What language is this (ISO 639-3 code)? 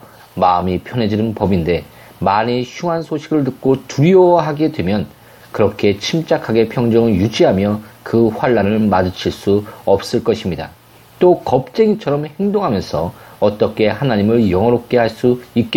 kor